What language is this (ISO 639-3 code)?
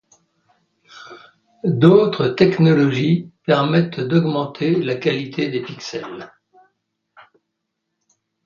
fra